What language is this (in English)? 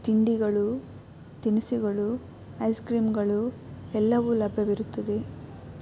Kannada